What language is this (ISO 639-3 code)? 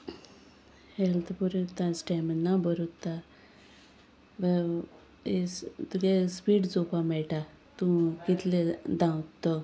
kok